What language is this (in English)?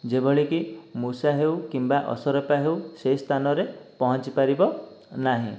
Odia